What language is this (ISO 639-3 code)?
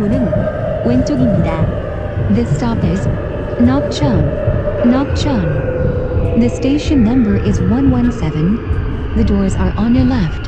kor